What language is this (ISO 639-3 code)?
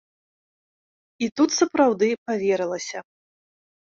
bel